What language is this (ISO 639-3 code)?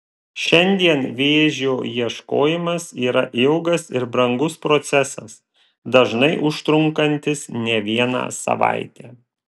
lit